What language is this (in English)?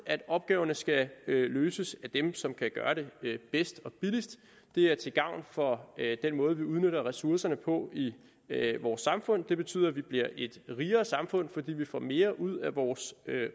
Danish